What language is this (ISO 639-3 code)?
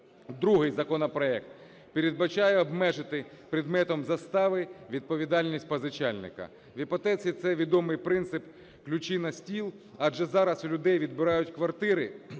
ukr